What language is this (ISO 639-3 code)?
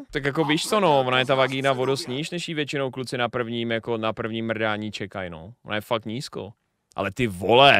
ces